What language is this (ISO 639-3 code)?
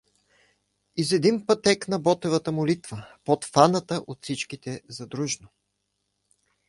bul